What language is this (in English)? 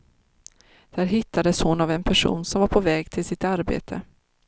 Swedish